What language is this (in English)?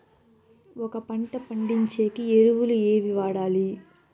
Telugu